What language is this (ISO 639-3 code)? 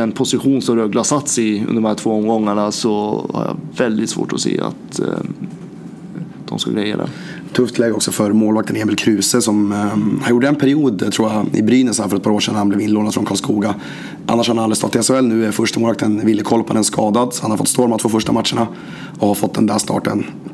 swe